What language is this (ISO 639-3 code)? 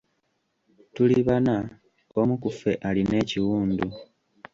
lug